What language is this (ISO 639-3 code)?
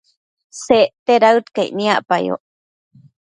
mcf